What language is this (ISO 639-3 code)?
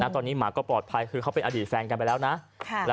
tha